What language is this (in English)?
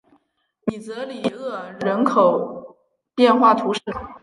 Chinese